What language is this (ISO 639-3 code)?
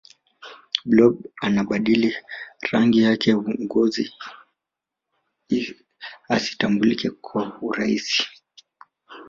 swa